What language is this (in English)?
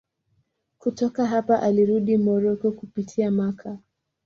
Swahili